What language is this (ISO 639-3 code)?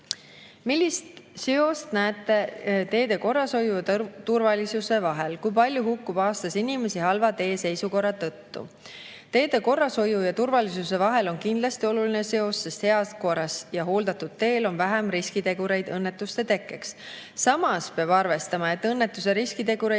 est